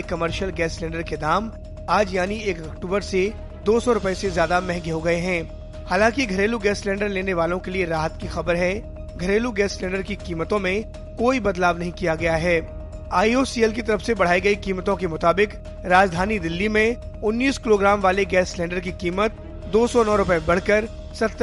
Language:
Hindi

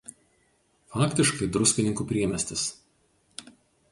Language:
Lithuanian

